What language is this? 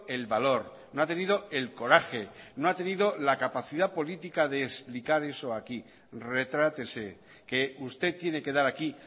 Spanish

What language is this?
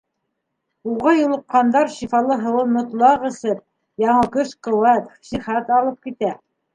Bashkir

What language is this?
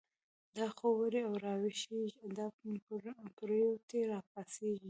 Pashto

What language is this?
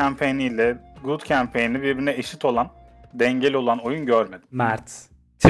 Turkish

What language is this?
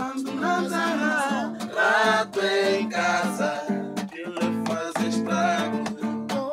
Indonesian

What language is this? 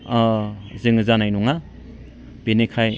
Bodo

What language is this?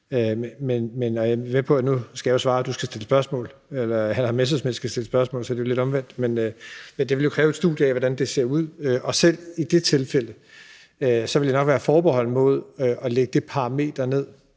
Danish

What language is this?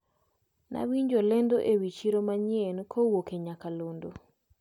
Luo (Kenya and Tanzania)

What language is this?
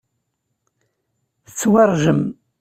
Kabyle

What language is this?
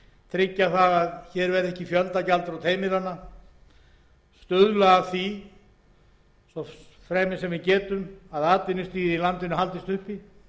Icelandic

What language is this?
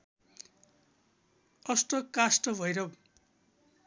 Nepali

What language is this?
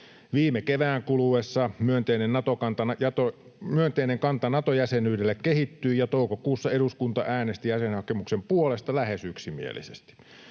Finnish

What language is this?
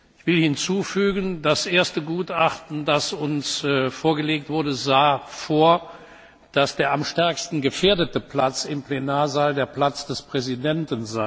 German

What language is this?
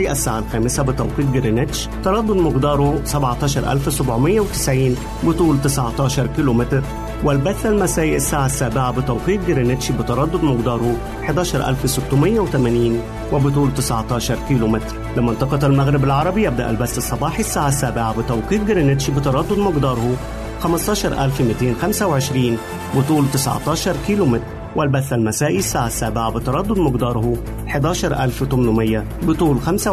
Arabic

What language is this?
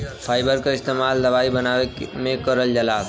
Bhojpuri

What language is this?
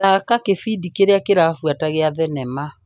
Kikuyu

